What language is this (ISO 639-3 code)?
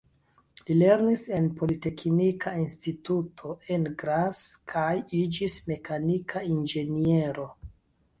epo